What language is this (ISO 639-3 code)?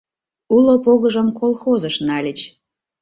chm